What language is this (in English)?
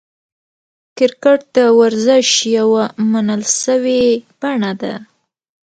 Pashto